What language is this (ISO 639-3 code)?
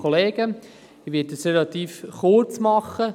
gsw